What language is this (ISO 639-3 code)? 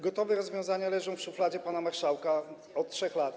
pol